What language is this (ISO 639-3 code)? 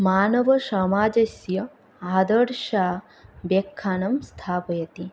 san